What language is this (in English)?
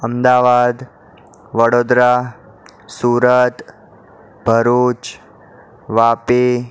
Gujarati